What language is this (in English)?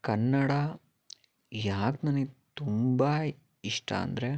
Kannada